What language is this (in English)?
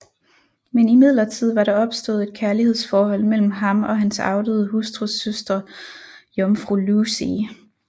Danish